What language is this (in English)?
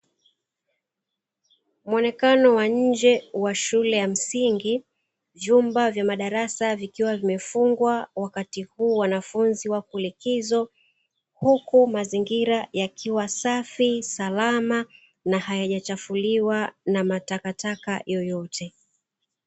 Swahili